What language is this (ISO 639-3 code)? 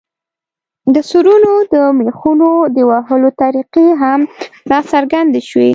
pus